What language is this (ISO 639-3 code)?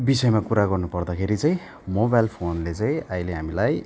nep